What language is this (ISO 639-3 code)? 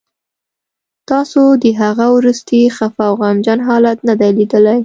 pus